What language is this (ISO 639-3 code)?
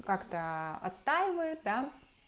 rus